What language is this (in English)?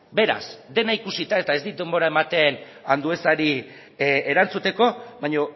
Basque